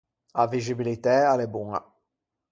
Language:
Ligurian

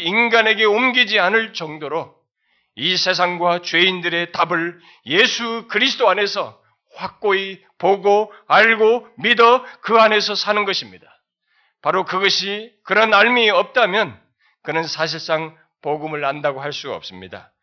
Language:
Korean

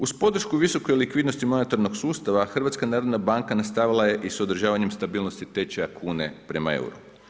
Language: Croatian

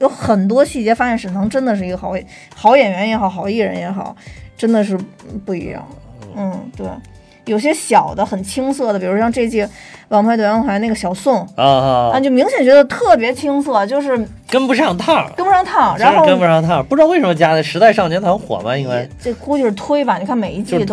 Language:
Chinese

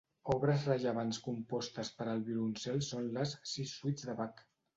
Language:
Catalan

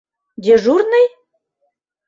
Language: Mari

